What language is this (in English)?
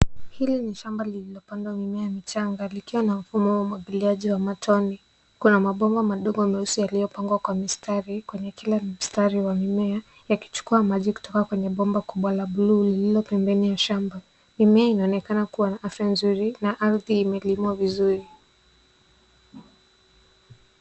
Swahili